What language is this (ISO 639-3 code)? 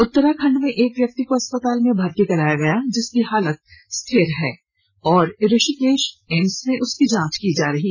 hin